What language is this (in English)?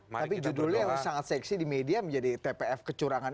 Indonesian